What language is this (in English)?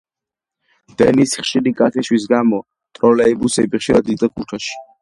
Georgian